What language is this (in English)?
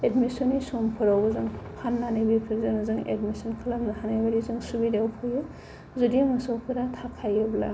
Bodo